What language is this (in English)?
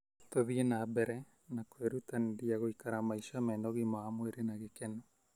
Kikuyu